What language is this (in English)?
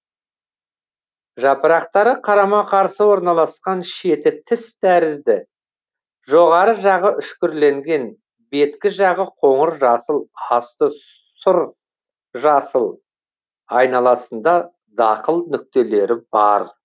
Kazakh